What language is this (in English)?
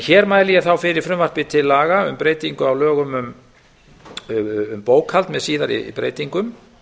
Icelandic